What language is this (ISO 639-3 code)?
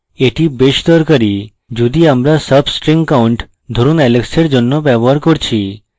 ben